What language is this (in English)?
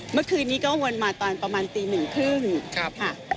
Thai